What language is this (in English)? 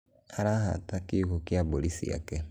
Kikuyu